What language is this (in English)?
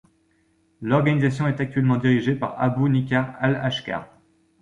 French